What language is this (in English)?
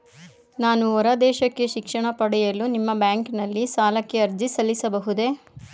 Kannada